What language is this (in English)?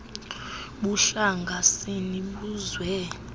Xhosa